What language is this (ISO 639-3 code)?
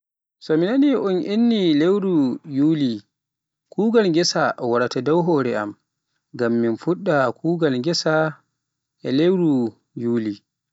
fuf